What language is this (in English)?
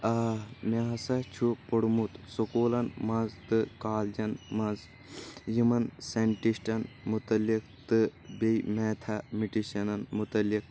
Kashmiri